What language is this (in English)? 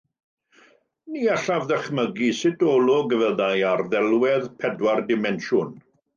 Welsh